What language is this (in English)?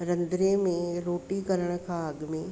Sindhi